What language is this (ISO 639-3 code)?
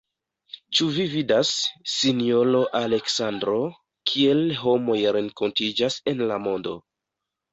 epo